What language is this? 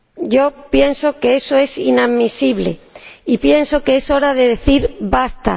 Spanish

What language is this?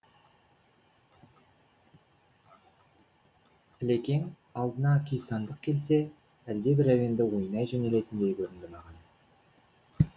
Kazakh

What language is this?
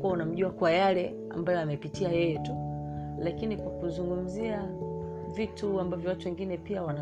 Swahili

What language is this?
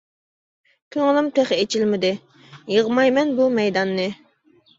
Uyghur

